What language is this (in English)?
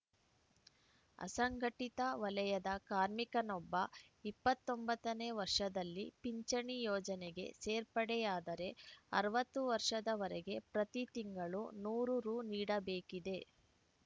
Kannada